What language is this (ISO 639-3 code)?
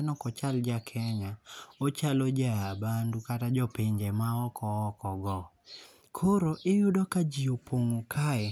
luo